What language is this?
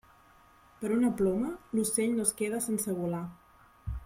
Catalan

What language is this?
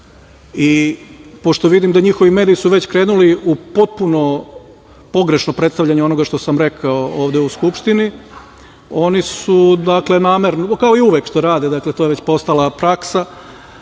Serbian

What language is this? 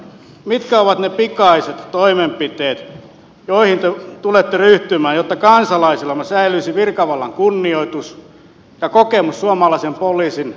Finnish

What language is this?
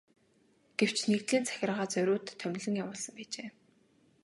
Mongolian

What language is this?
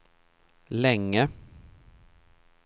Swedish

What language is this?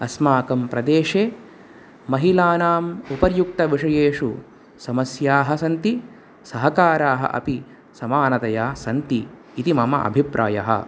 Sanskrit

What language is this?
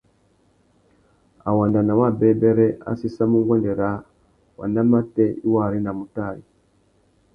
Tuki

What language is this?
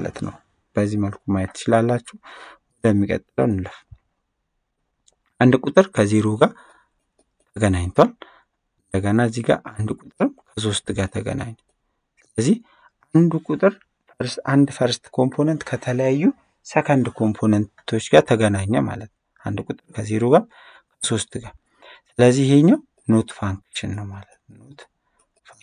Arabic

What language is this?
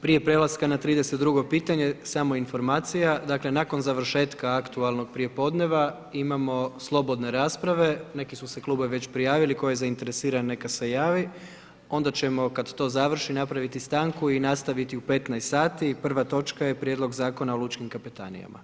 Croatian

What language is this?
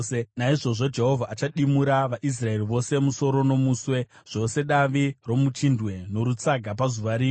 Shona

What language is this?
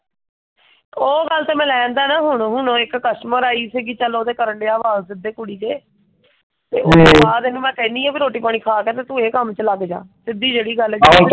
Punjabi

